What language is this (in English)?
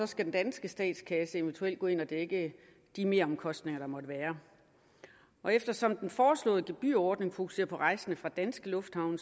Danish